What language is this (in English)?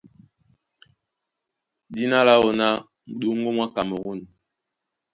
Duala